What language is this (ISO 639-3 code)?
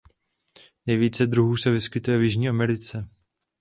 ces